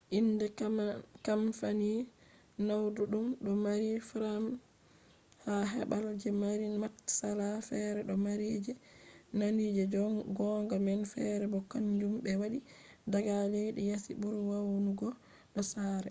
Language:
Fula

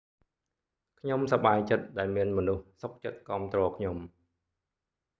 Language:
Khmer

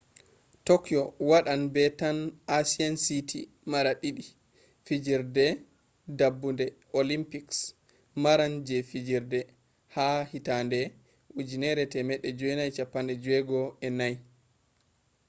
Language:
Fula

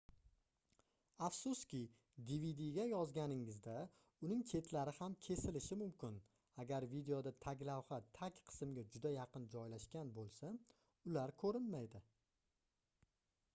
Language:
Uzbek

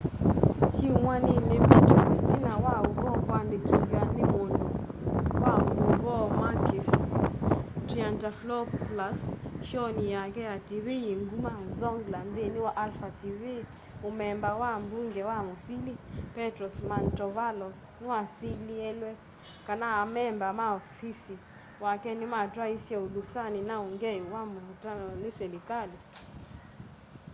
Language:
Kamba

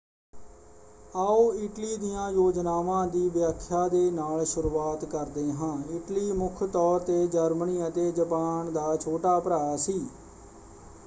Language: Punjabi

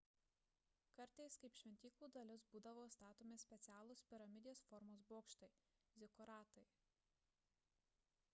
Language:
Lithuanian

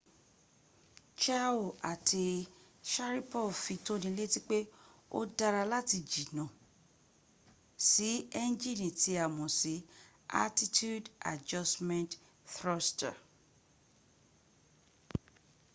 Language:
Yoruba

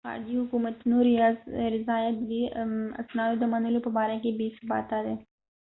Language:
Pashto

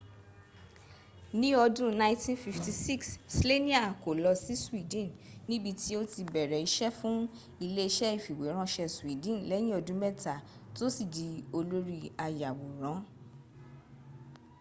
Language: Yoruba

